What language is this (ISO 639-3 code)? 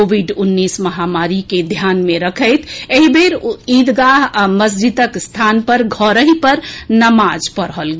mai